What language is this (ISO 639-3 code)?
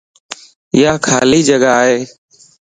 lss